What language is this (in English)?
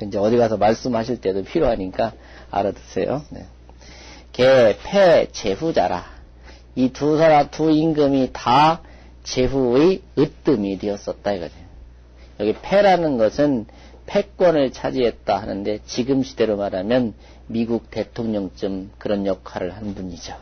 Korean